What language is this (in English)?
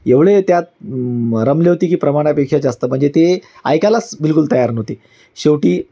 Marathi